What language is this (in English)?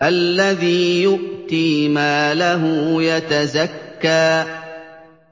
Arabic